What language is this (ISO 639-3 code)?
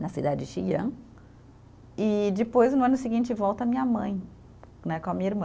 por